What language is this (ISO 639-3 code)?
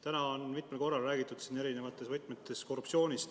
est